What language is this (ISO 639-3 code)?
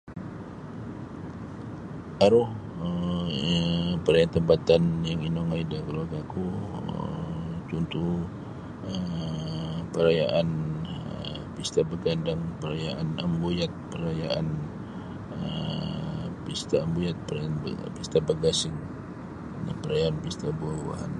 bsy